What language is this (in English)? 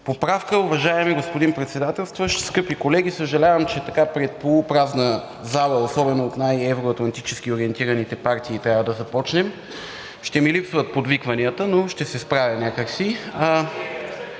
Bulgarian